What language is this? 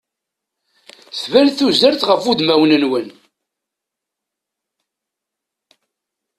Kabyle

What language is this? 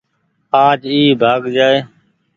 Goaria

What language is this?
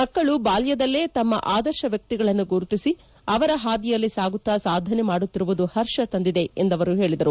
Kannada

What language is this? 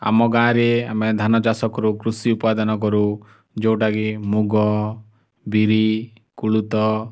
Odia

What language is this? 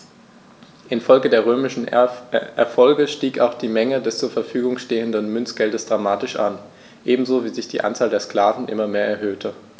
German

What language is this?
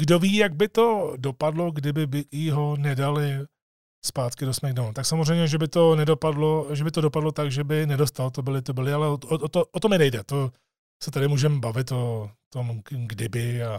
Czech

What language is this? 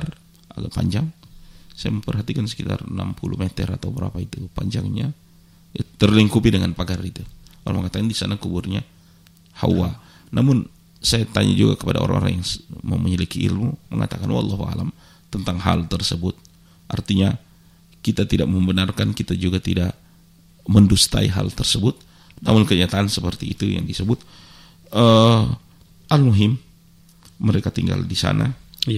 Indonesian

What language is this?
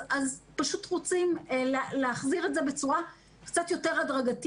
Hebrew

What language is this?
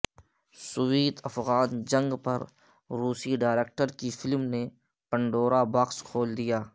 Urdu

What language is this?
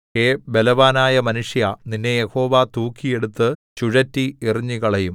Malayalam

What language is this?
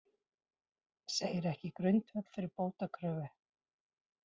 Icelandic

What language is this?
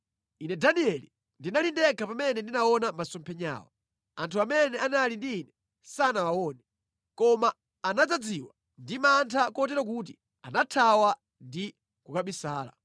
Nyanja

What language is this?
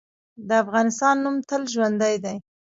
Pashto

